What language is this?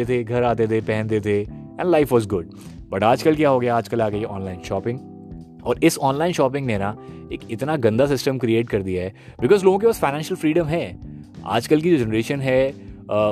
Hindi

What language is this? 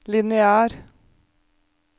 Norwegian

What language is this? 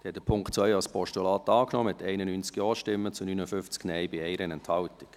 Swiss German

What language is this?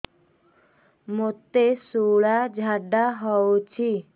Odia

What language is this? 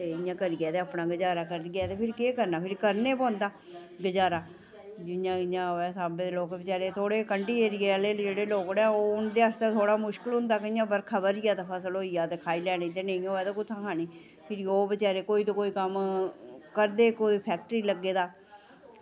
Dogri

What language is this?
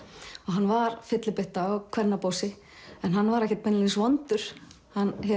Icelandic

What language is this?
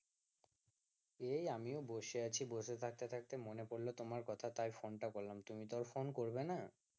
Bangla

